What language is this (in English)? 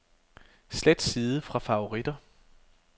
Danish